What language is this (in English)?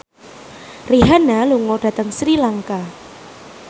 Javanese